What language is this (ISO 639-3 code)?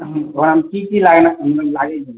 mai